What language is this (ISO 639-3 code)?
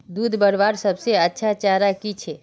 mag